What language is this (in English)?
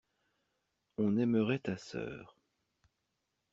French